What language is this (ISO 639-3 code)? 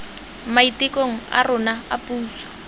tsn